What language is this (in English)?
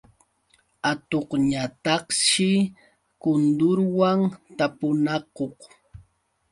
Yauyos Quechua